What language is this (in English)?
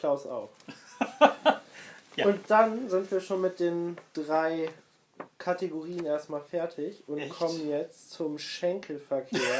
German